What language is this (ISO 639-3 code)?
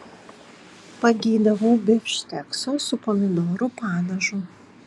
lit